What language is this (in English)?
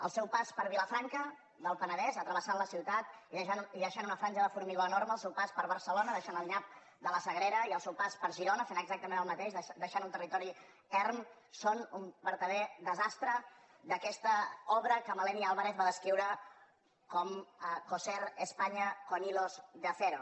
Catalan